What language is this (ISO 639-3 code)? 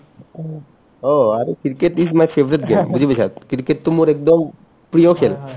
asm